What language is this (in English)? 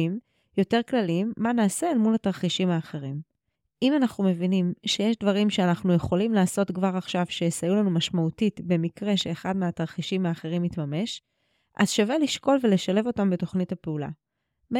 Hebrew